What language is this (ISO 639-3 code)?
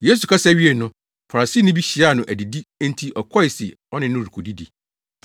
aka